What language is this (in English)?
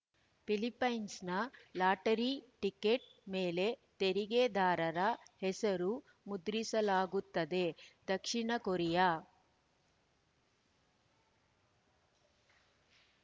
Kannada